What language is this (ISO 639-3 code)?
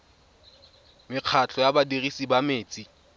tsn